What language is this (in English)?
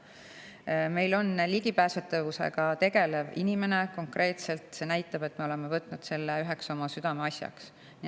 Estonian